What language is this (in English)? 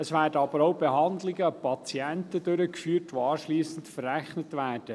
Swiss German